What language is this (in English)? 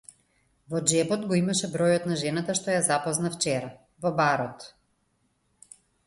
Macedonian